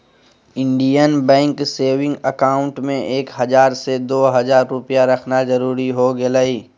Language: Magahi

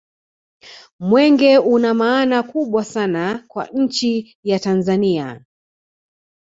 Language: Swahili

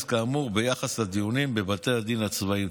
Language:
Hebrew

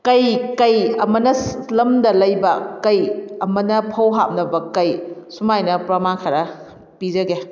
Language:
Manipuri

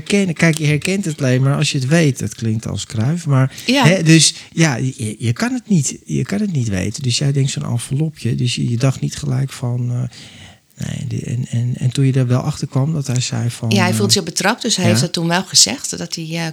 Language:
Dutch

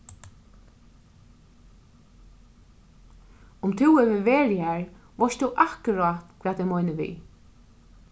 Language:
Faroese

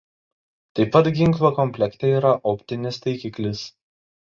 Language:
Lithuanian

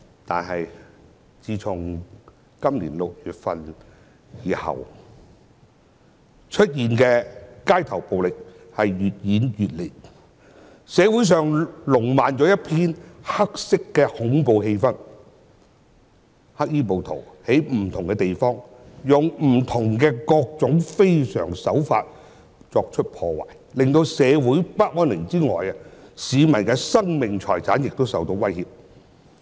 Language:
Cantonese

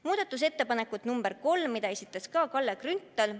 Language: Estonian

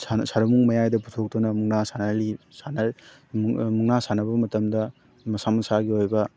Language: Manipuri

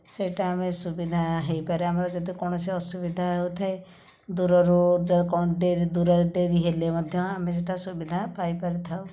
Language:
Odia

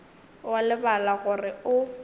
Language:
Northern Sotho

